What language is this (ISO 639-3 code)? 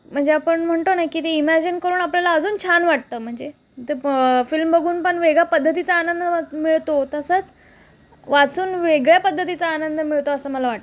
mar